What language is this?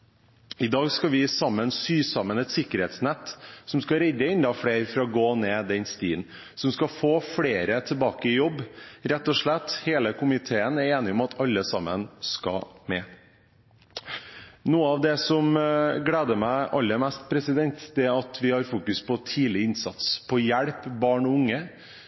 Norwegian Bokmål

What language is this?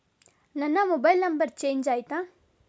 Kannada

